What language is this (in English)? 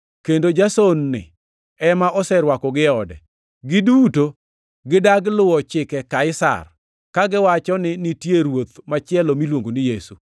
Luo (Kenya and Tanzania)